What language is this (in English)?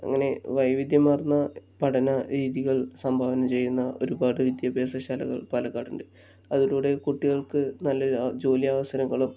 Malayalam